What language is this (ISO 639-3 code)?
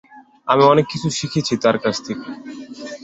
ben